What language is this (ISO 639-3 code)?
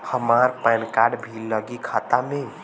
bho